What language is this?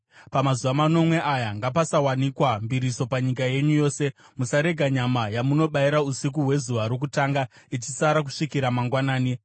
Shona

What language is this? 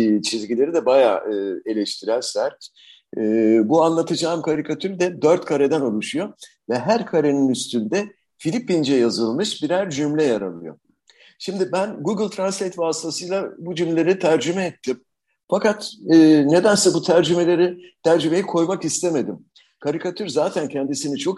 Turkish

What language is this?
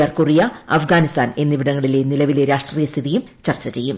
Malayalam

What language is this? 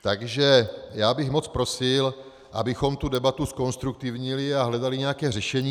Czech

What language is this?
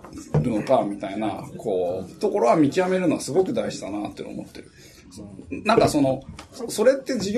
Japanese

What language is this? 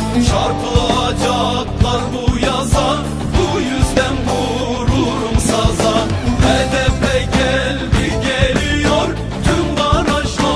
Turkish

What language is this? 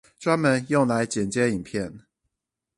Chinese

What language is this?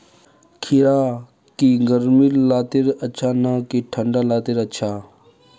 Magahi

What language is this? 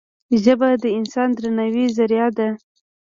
Pashto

